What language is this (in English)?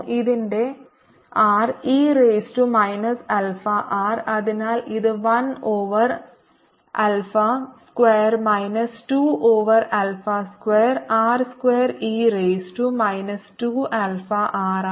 Malayalam